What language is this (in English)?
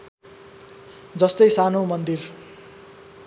Nepali